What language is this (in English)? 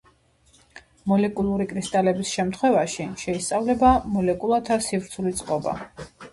Georgian